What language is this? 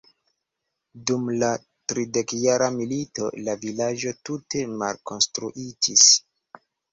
Esperanto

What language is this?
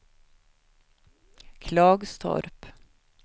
Swedish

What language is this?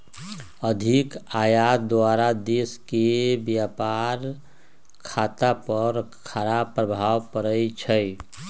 Magahi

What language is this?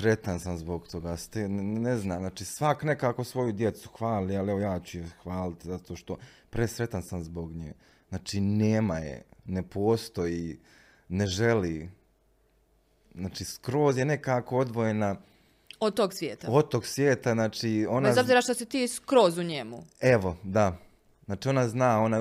Croatian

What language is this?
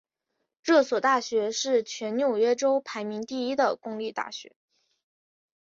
Chinese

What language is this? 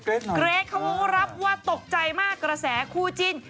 Thai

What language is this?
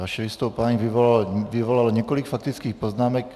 Czech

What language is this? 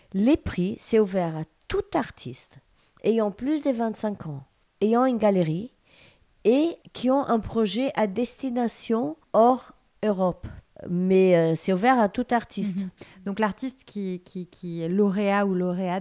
French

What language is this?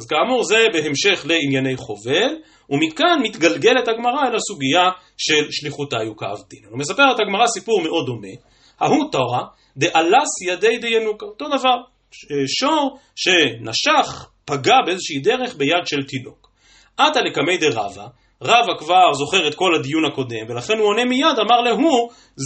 Hebrew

